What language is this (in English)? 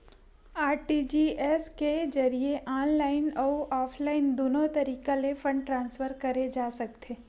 Chhattisgarhi